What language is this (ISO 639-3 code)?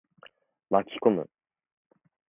jpn